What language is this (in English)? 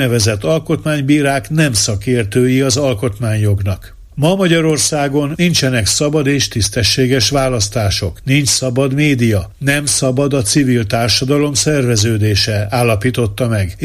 Hungarian